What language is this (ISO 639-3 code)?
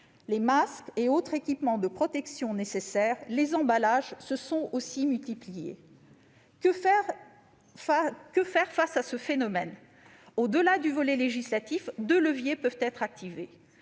fra